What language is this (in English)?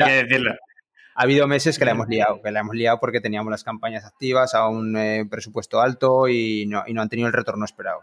Spanish